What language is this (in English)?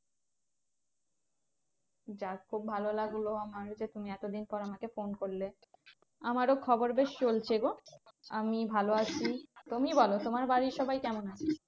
Bangla